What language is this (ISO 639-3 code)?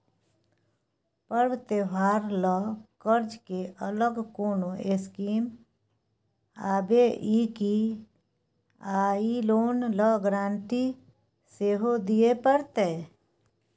mai